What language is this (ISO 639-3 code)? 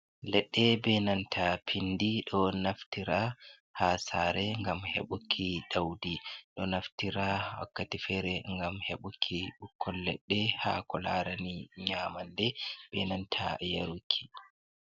ful